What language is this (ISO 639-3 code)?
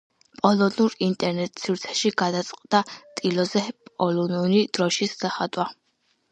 kat